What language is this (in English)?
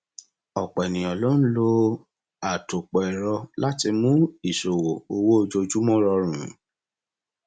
Yoruba